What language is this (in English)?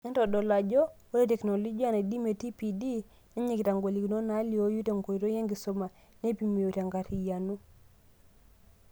Masai